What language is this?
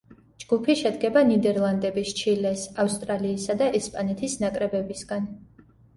Georgian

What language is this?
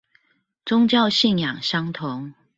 Chinese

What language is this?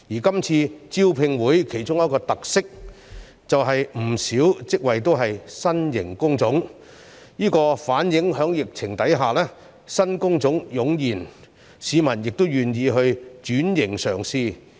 Cantonese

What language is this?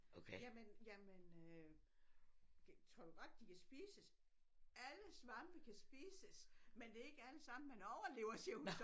Danish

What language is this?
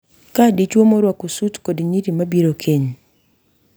Luo (Kenya and Tanzania)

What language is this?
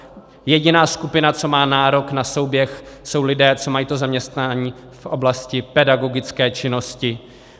Czech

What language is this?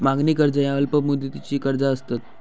Marathi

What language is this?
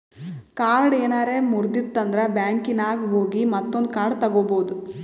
Kannada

